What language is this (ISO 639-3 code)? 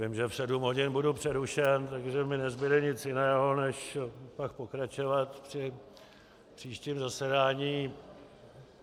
ces